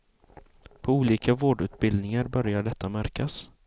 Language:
Swedish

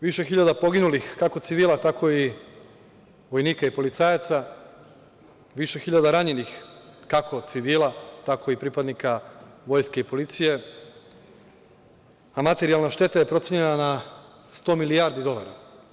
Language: Serbian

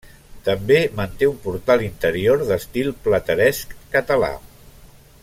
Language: Catalan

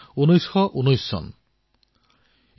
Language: Assamese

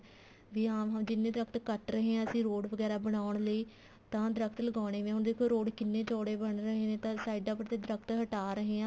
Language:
Punjabi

